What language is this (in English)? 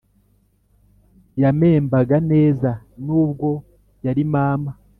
Kinyarwanda